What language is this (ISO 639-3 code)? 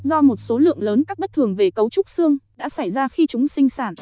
vie